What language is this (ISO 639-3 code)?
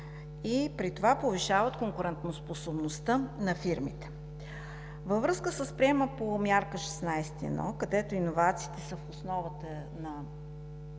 bul